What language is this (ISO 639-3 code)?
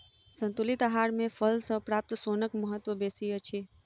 mai